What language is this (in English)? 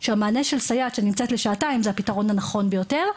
Hebrew